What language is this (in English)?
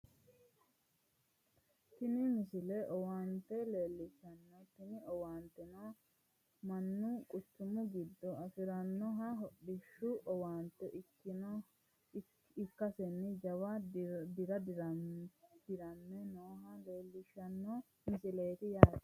Sidamo